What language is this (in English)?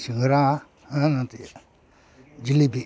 Manipuri